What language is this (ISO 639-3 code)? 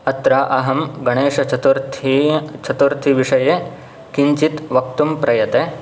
san